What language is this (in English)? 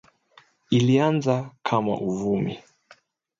Swahili